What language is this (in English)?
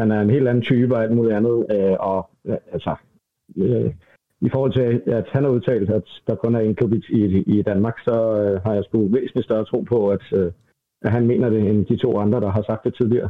Danish